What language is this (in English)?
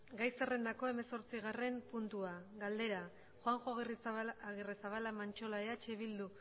Basque